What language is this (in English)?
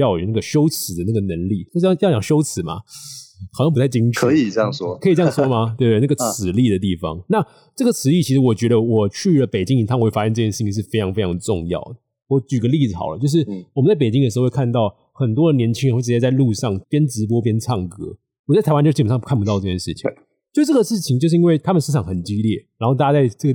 Chinese